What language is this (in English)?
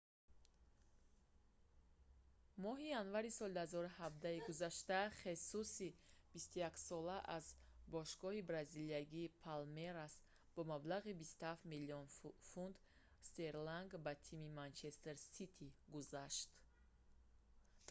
Tajik